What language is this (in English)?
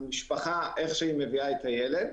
Hebrew